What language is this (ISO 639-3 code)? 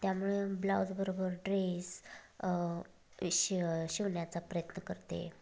mar